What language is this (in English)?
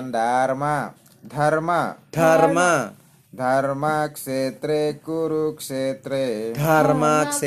Indonesian